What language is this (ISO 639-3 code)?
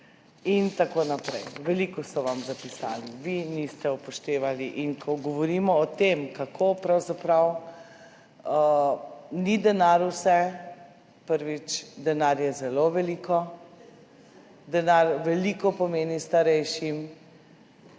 slv